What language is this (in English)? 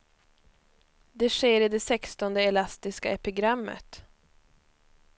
Swedish